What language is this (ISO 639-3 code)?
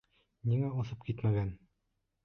bak